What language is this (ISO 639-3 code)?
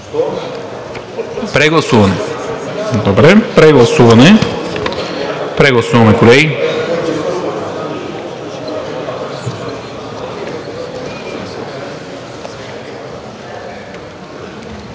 bul